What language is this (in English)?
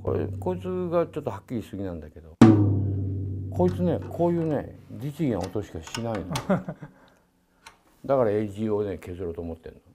Japanese